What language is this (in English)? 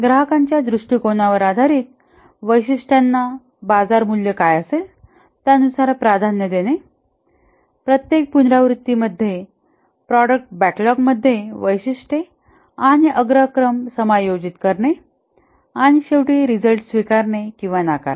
Marathi